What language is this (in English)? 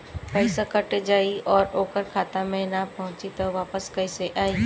Bhojpuri